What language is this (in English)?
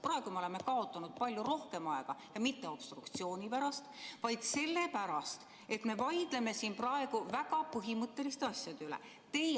Estonian